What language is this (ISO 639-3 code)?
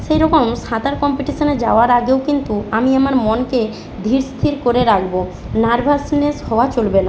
ben